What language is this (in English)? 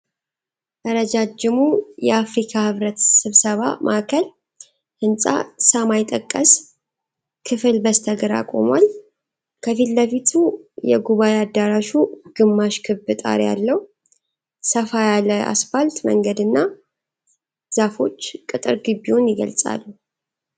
Amharic